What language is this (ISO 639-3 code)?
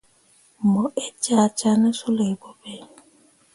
mua